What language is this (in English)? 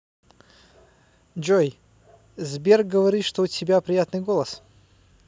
Russian